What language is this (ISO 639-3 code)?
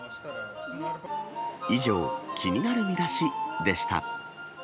jpn